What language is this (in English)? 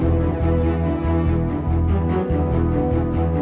Indonesian